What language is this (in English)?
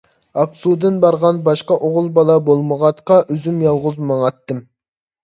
Uyghur